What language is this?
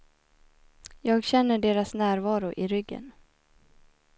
Swedish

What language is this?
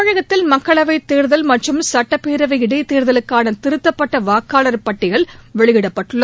Tamil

